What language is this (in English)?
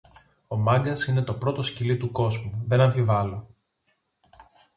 Greek